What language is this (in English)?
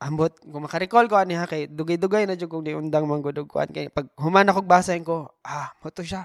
Filipino